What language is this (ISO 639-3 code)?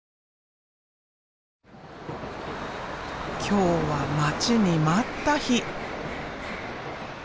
jpn